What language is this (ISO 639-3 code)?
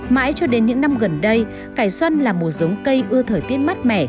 vie